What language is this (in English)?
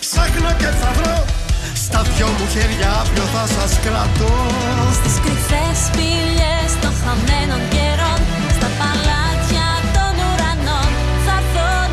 Greek